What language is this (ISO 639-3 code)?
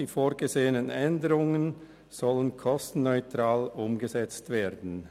gsw